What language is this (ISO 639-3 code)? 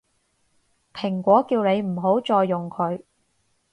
yue